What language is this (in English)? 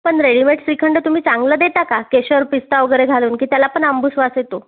Marathi